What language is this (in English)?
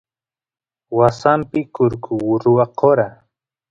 Santiago del Estero Quichua